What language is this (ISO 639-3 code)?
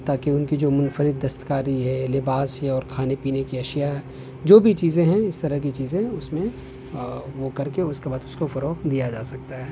urd